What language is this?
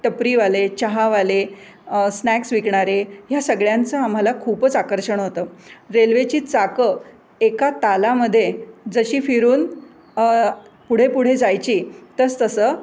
Marathi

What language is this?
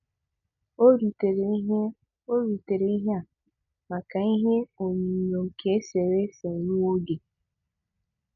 Igbo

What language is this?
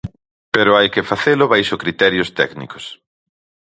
Galician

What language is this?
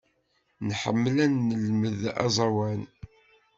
Kabyle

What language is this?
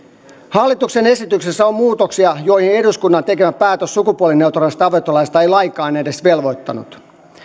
Finnish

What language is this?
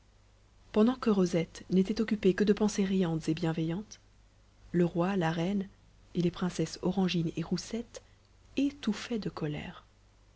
French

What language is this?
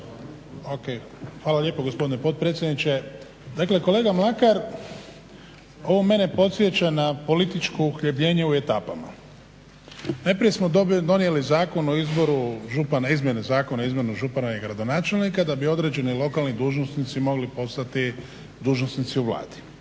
Croatian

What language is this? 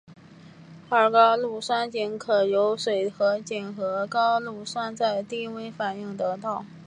Chinese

